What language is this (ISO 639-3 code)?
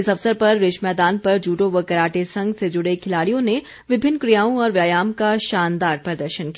hin